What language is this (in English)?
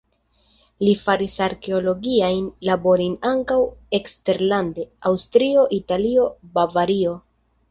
Esperanto